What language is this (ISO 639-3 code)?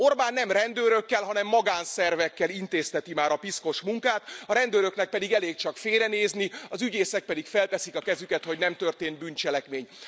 hun